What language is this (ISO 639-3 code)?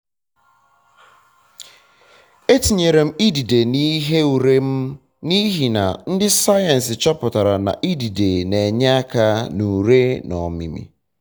ibo